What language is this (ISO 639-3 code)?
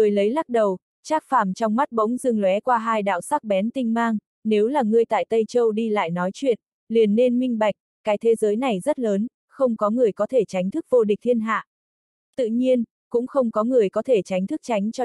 vie